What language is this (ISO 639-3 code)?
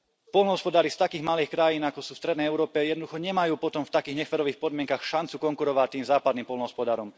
slk